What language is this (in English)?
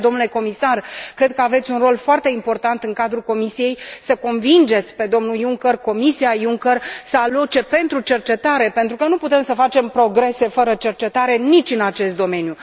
Romanian